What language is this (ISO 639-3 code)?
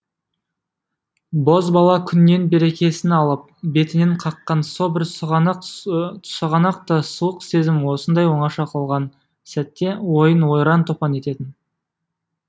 kaz